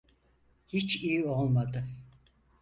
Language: Turkish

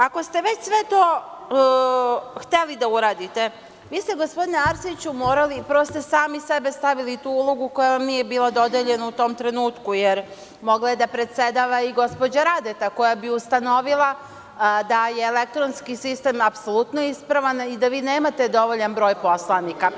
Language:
Serbian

